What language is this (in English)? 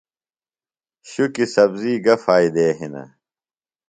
Phalura